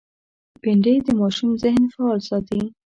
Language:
Pashto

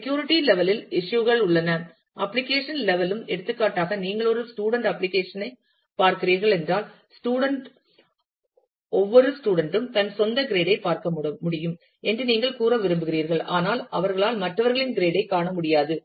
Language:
Tamil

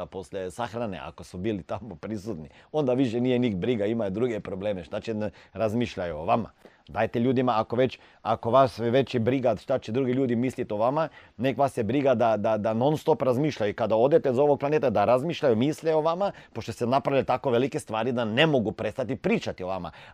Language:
Croatian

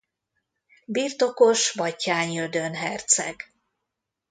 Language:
Hungarian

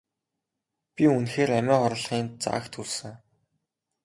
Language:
Mongolian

